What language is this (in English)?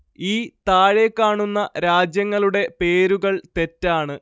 Malayalam